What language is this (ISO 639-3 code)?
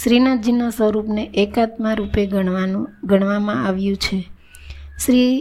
guj